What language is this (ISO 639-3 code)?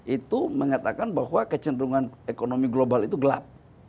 ind